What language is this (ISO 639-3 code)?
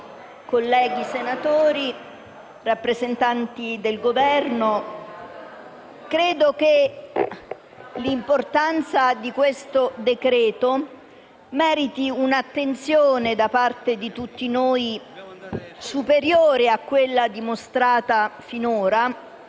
ita